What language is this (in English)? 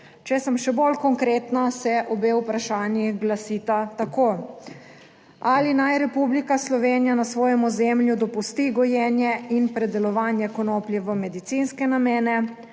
Slovenian